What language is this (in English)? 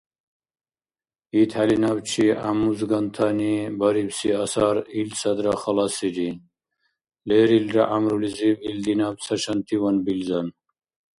Dargwa